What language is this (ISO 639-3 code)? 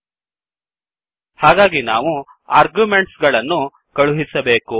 kan